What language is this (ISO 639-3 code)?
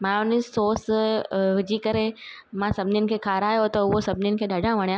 snd